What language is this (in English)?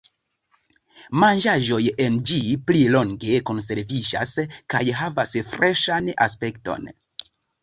Esperanto